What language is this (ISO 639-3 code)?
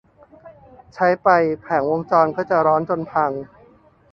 tha